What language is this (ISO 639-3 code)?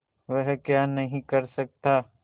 hin